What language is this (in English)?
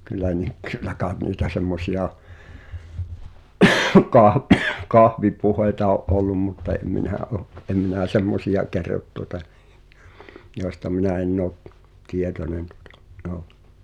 Finnish